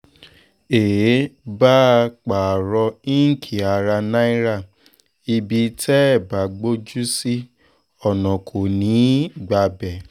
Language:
Yoruba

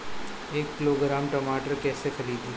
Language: Bhojpuri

